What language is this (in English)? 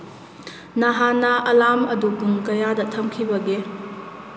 Manipuri